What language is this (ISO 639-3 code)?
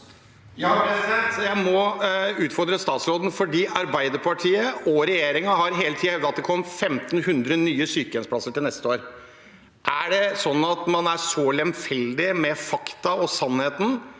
nor